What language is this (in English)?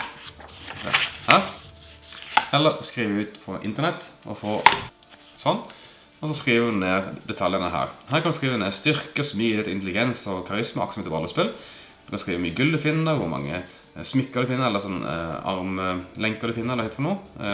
Dutch